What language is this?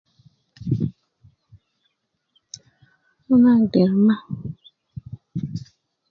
Nubi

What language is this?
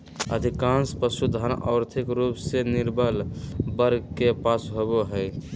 Magahi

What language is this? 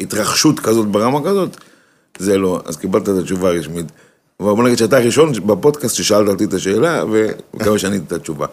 Hebrew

